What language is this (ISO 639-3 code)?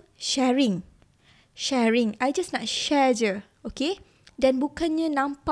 msa